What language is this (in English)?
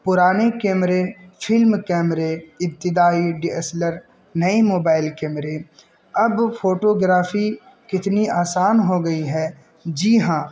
Urdu